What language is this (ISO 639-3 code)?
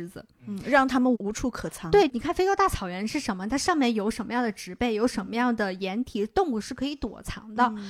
zho